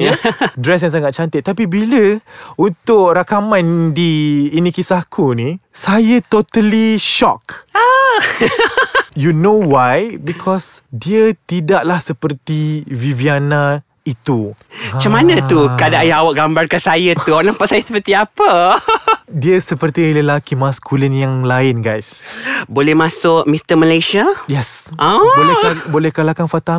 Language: Malay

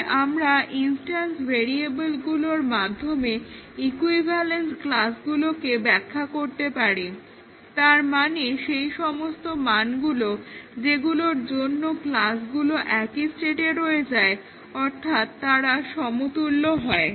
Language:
Bangla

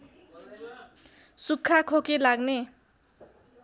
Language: Nepali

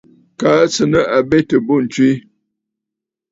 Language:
Bafut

